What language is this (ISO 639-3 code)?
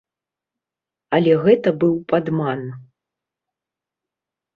bel